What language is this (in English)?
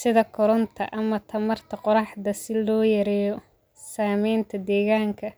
Somali